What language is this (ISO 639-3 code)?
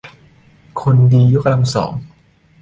tha